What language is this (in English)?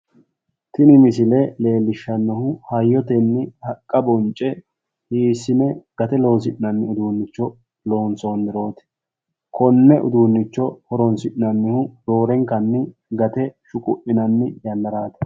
Sidamo